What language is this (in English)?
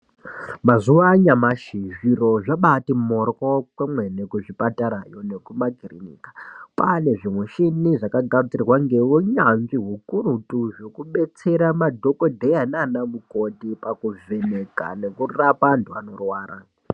Ndau